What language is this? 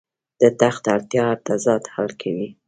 Pashto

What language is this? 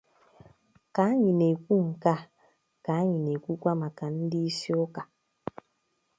Igbo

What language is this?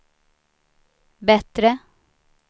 Swedish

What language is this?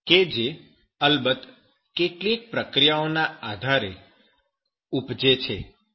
Gujarati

